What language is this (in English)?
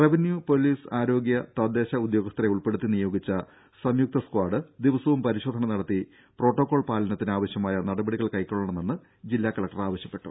Malayalam